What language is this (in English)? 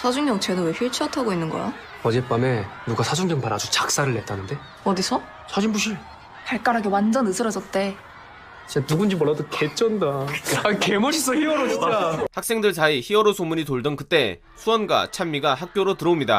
Korean